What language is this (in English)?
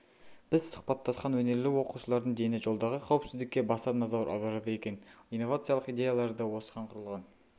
Kazakh